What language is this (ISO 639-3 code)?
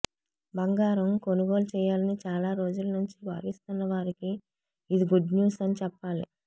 tel